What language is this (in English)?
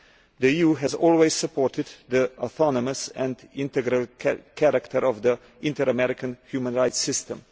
English